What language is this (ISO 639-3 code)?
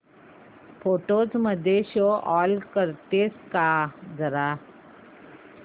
mar